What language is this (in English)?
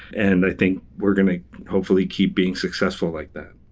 English